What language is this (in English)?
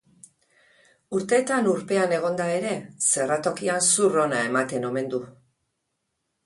Basque